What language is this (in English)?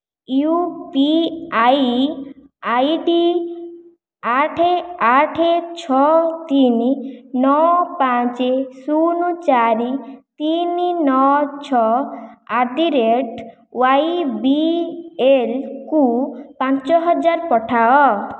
Odia